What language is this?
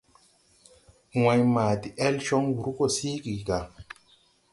Tupuri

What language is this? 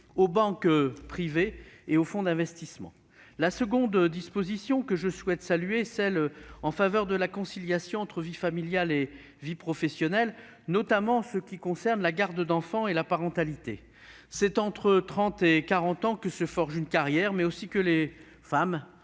French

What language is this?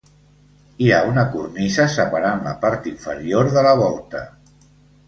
Catalan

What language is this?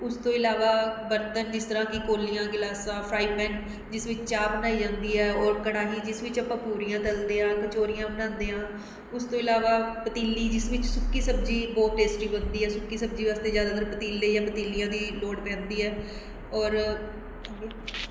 Punjabi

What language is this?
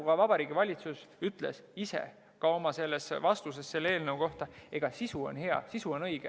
Estonian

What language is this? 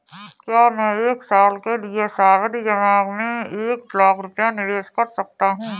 Hindi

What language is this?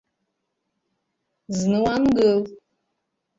Abkhazian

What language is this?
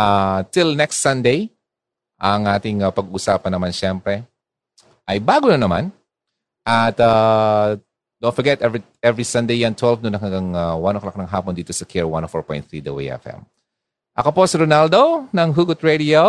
Filipino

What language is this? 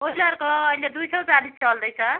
Nepali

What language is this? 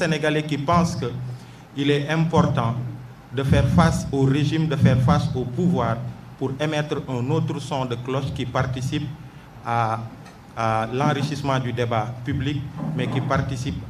French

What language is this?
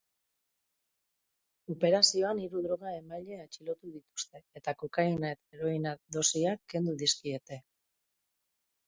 Basque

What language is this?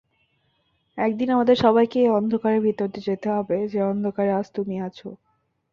Bangla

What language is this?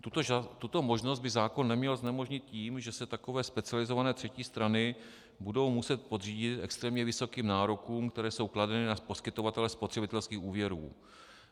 Czech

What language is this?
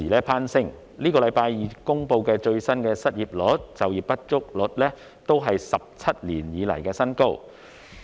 Cantonese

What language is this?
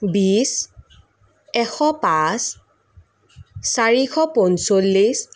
Assamese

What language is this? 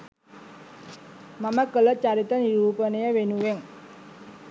Sinhala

